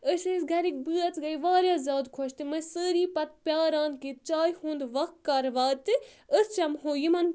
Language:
Kashmiri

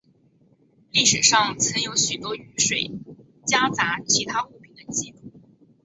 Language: Chinese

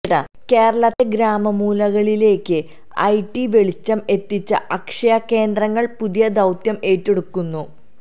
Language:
Malayalam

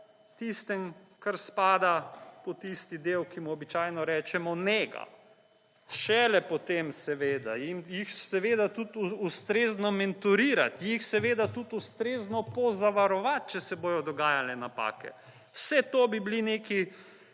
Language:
Slovenian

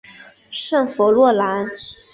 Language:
Chinese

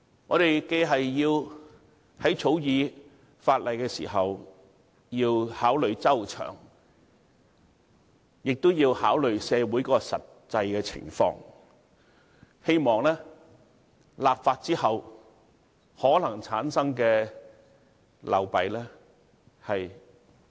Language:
Cantonese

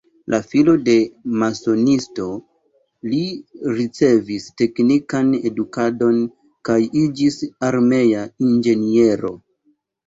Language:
Esperanto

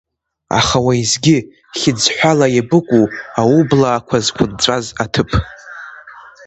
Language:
Abkhazian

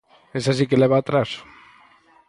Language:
Galician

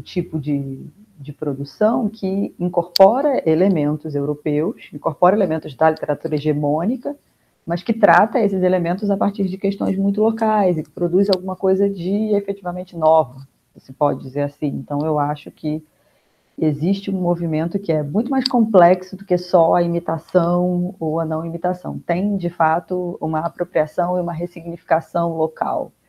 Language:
Portuguese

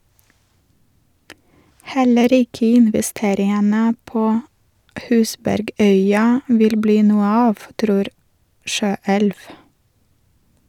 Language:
Norwegian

